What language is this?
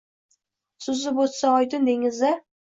Uzbek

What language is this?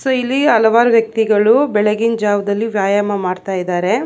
Kannada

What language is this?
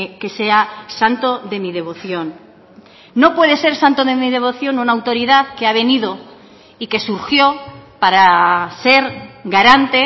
Spanish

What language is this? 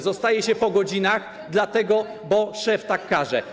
Polish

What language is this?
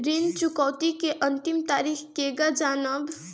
Bhojpuri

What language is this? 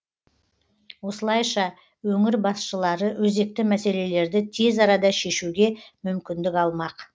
Kazakh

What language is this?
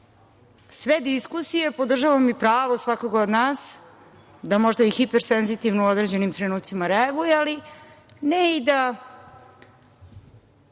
Serbian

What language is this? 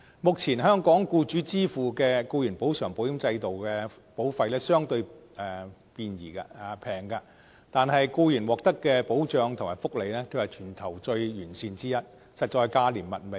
Cantonese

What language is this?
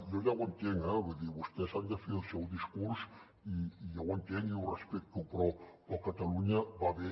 Catalan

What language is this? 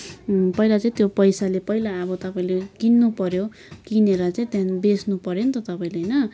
Nepali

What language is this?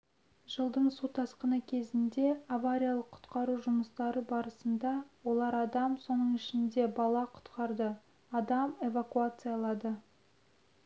Kazakh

